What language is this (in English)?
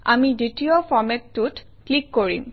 Assamese